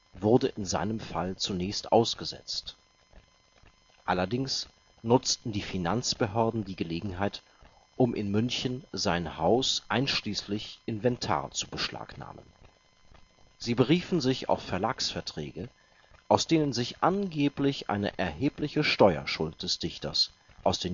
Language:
German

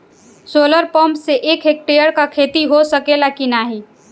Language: Bhojpuri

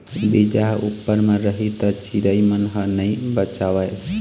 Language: Chhattisgarhi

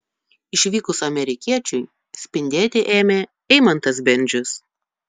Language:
Lithuanian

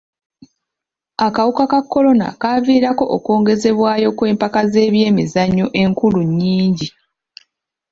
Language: Ganda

